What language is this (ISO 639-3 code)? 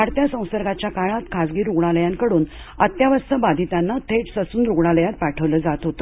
mar